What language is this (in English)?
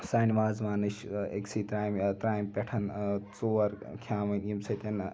Kashmiri